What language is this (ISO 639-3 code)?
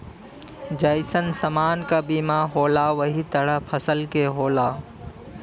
bho